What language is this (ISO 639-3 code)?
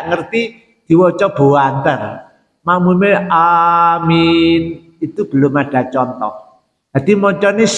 ind